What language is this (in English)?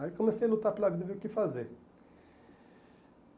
Portuguese